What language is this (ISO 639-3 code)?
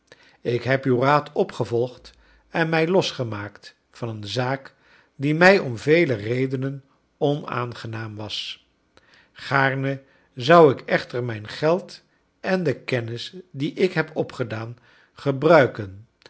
nld